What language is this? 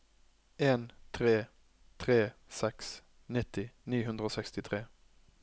Norwegian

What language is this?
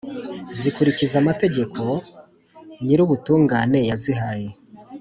Kinyarwanda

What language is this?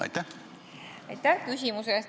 Estonian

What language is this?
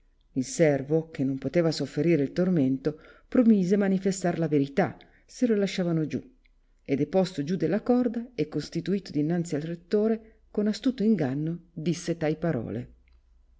Italian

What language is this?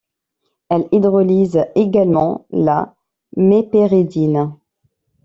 French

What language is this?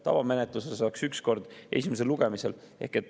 Estonian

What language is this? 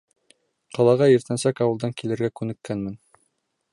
Bashkir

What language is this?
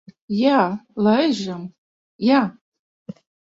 Latvian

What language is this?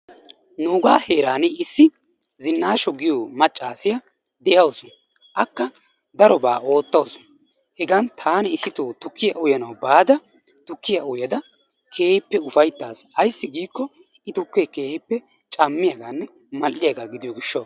Wolaytta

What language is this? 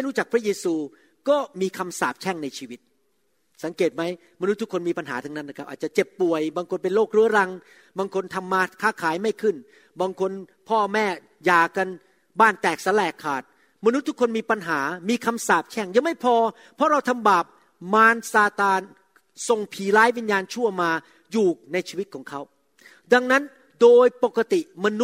Thai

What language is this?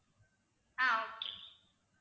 Tamil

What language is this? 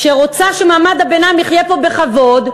Hebrew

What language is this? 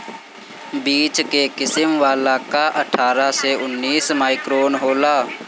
Bhojpuri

